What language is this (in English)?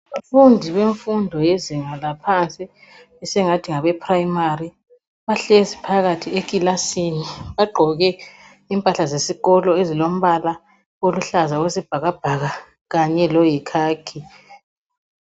North Ndebele